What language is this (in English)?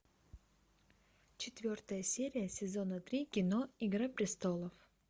Russian